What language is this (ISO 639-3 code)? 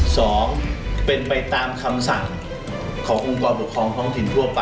tha